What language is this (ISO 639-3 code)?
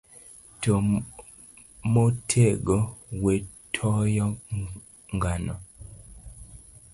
luo